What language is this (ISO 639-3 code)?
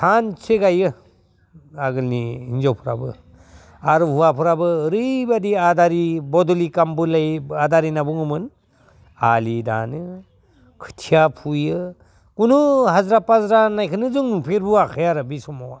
brx